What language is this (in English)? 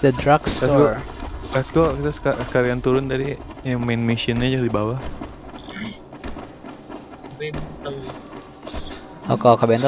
Indonesian